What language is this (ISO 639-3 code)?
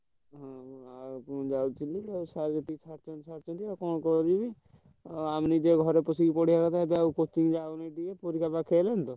ori